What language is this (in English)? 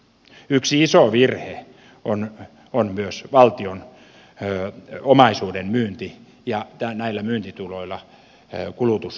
Finnish